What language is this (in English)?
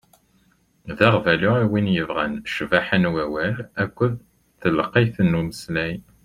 Kabyle